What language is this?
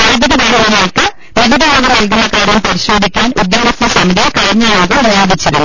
Malayalam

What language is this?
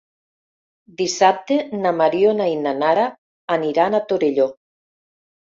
Catalan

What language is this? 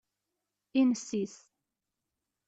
Kabyle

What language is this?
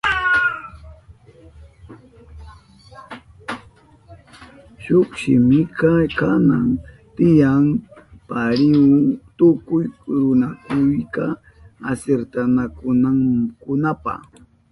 Southern Pastaza Quechua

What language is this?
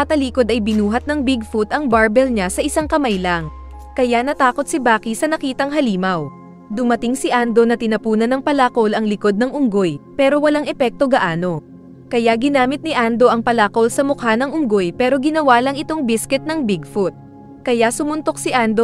Filipino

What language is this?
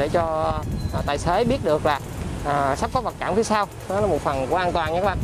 Vietnamese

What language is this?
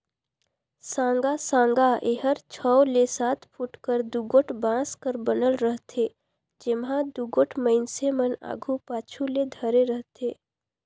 Chhattisgarhi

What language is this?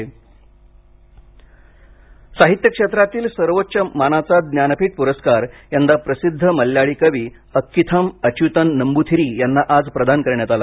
Marathi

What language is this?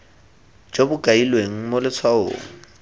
Tswana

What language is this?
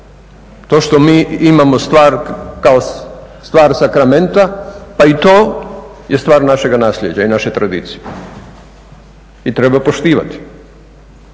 Croatian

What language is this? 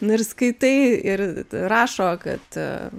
Lithuanian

